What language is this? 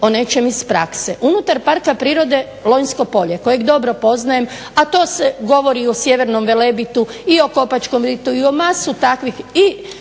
Croatian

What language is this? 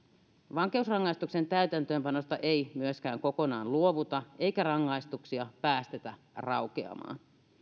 Finnish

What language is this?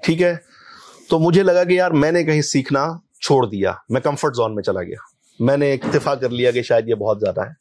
Urdu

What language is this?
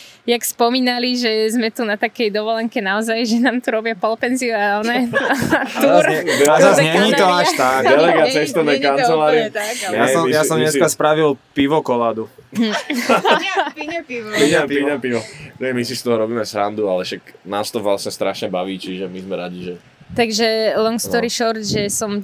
Slovak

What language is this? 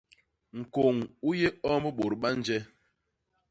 Basaa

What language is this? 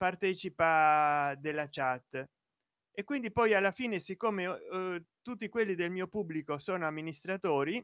Italian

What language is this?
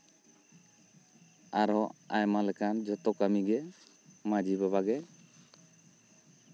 Santali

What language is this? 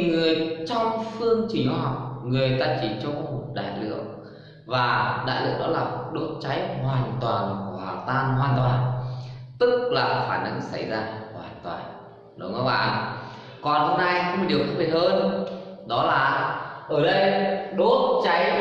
Vietnamese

